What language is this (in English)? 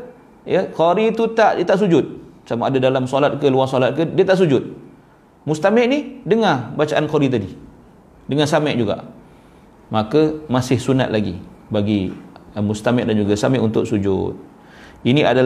Malay